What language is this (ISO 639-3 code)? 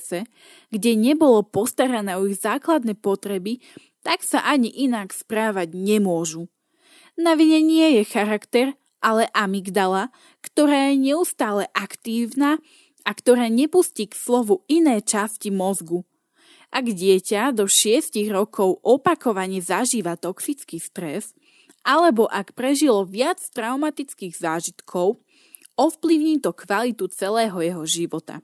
slk